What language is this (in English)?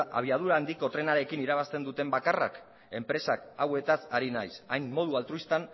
Basque